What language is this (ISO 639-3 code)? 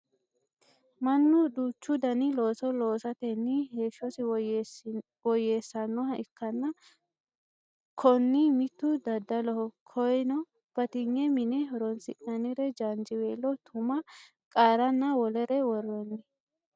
sid